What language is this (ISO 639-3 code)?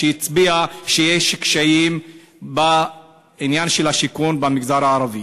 heb